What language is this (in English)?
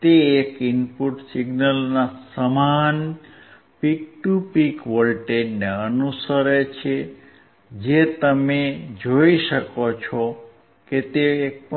Gujarati